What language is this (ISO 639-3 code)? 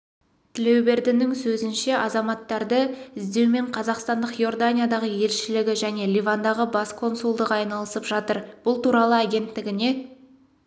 kaz